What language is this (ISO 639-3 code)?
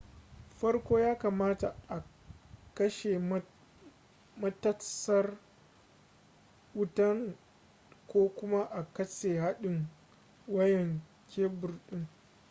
hau